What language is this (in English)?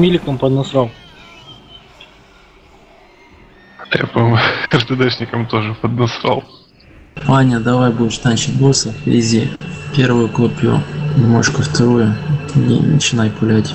Russian